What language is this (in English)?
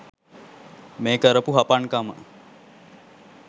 Sinhala